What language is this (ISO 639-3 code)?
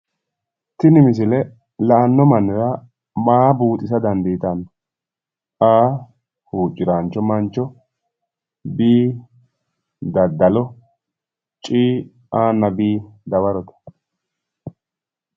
sid